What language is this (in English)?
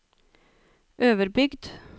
Norwegian